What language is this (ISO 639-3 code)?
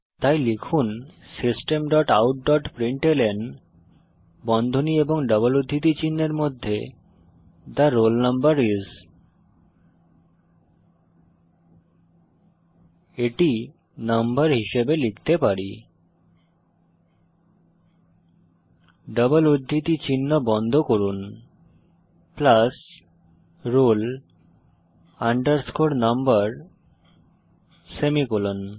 ben